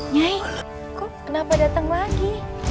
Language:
Indonesian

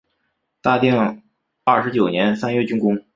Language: Chinese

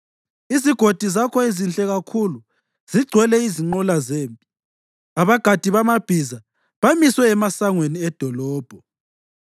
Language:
North Ndebele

